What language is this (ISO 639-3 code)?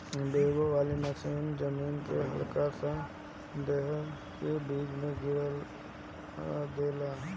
bho